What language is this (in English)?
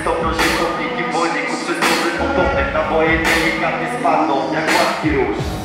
Polish